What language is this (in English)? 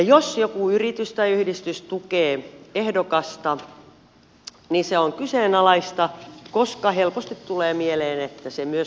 Finnish